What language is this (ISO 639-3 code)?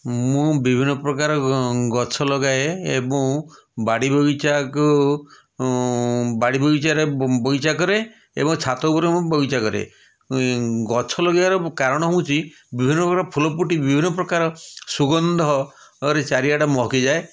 ori